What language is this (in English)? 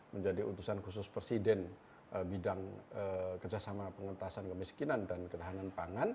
Indonesian